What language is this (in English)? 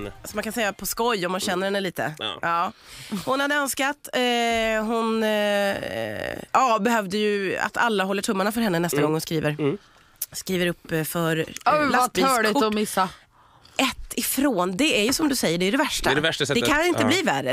Swedish